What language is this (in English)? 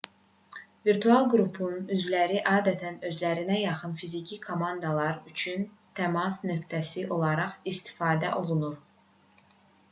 Azerbaijani